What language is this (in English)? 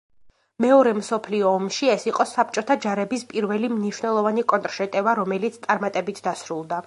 Georgian